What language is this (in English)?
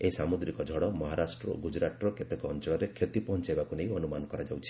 Odia